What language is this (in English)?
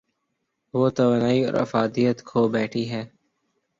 Urdu